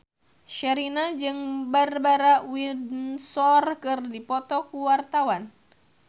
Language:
Sundanese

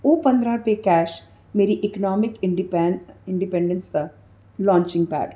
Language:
Dogri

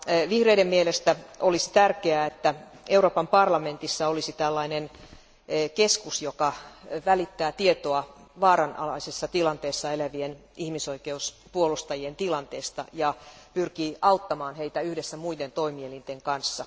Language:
Finnish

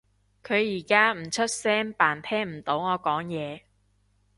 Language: Cantonese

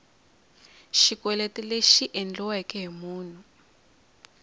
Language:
Tsonga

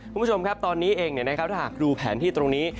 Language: Thai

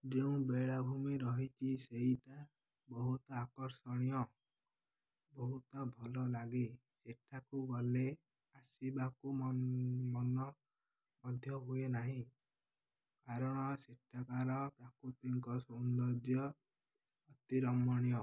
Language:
Odia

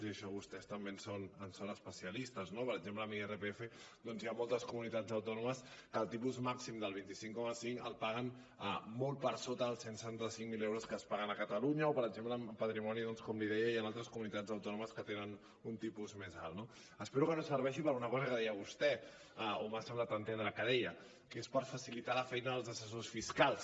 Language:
Catalan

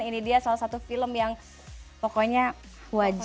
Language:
Indonesian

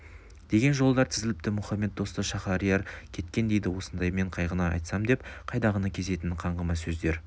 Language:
Kazakh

